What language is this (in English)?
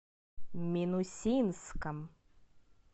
Russian